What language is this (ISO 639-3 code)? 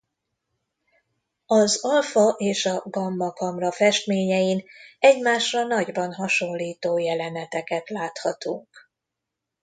hun